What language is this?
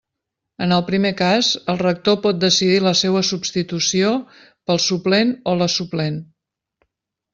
Catalan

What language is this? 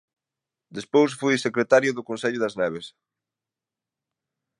Galician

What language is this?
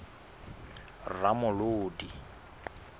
Southern Sotho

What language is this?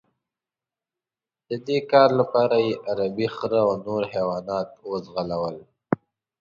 Pashto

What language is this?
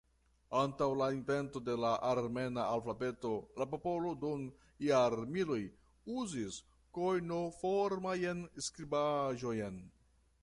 Esperanto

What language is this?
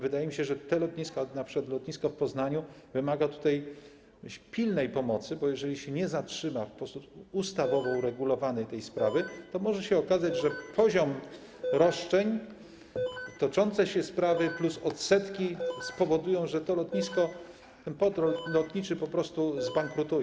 Polish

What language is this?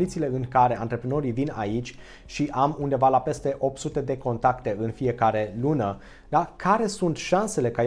Romanian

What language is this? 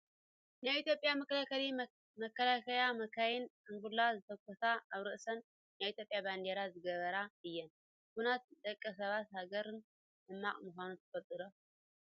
Tigrinya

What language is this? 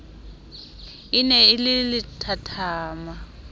Southern Sotho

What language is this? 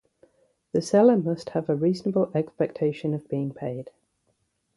English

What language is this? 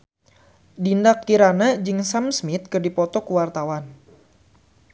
Sundanese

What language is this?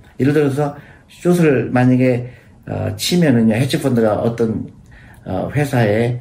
Korean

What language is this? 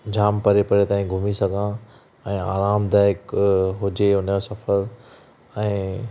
Sindhi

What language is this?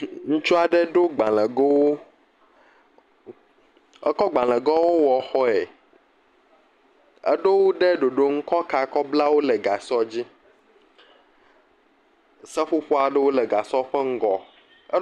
Ewe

